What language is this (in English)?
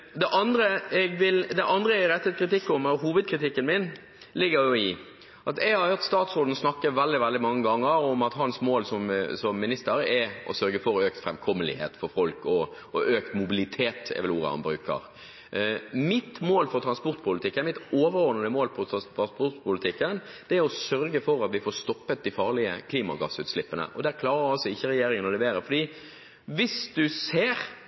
Norwegian Bokmål